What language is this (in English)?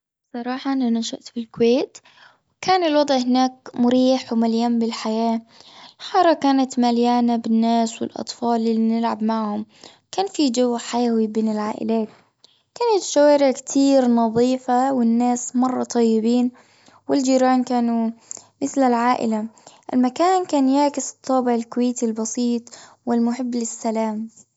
Gulf Arabic